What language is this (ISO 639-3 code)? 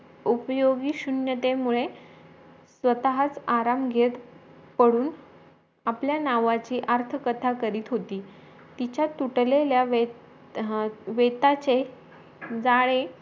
mar